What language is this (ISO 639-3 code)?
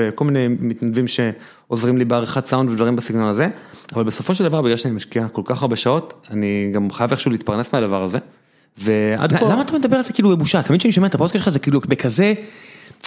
heb